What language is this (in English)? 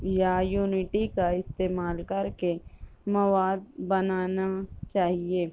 Urdu